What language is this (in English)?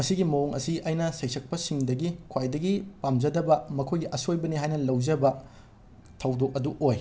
Manipuri